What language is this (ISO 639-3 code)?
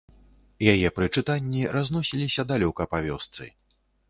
bel